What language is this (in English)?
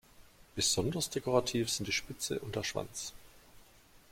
German